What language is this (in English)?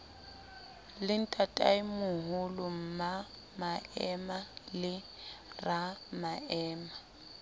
Southern Sotho